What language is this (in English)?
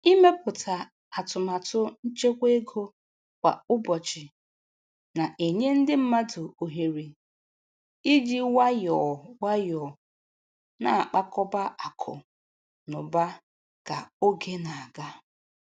Igbo